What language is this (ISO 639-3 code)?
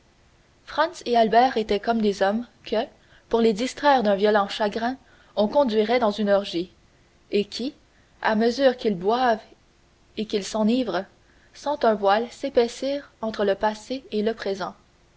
fra